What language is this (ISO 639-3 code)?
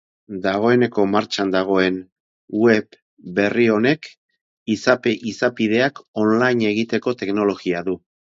eus